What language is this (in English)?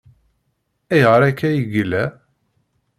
Kabyle